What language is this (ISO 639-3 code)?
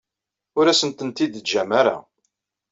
kab